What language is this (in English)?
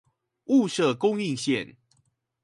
Chinese